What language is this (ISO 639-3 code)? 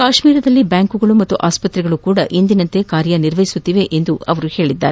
kan